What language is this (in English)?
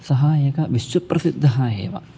Sanskrit